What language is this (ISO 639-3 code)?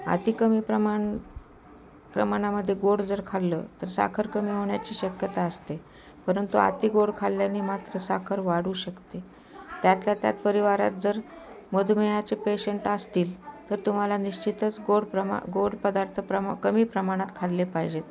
mar